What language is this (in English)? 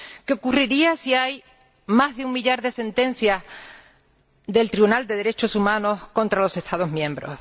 Spanish